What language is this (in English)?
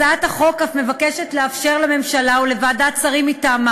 Hebrew